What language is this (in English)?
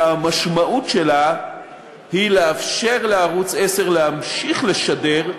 Hebrew